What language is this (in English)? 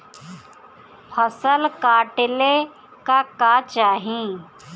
Bhojpuri